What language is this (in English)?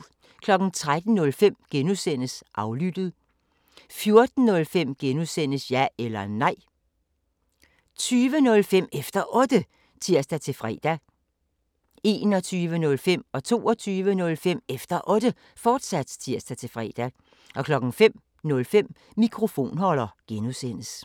Danish